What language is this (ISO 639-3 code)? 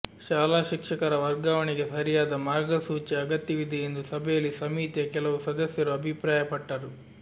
kan